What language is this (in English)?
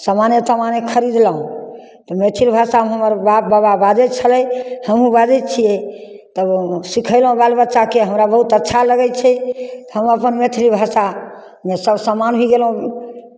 Maithili